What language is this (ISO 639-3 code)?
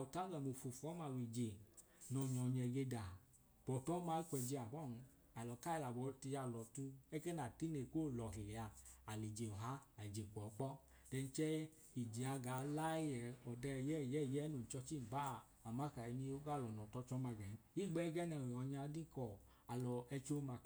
idu